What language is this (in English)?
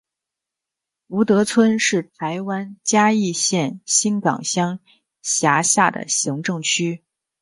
Chinese